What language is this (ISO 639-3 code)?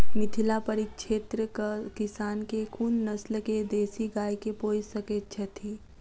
mai